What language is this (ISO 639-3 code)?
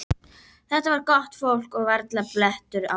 isl